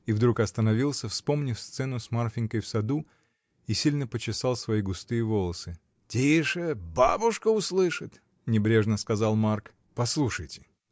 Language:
Russian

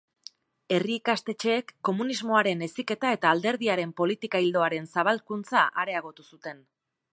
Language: Basque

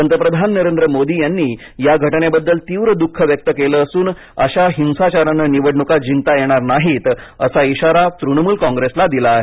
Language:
Marathi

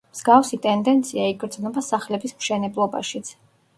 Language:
Georgian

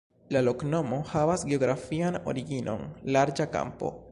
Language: Esperanto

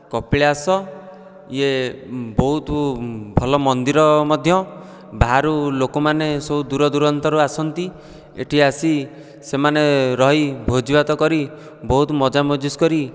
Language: Odia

